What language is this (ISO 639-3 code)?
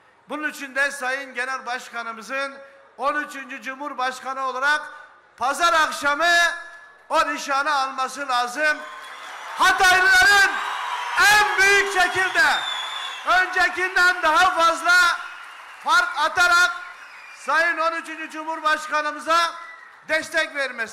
tur